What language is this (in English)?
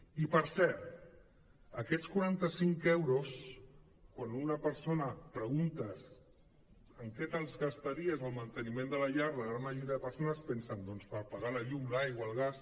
Catalan